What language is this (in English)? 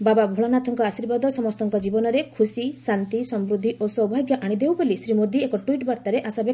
Odia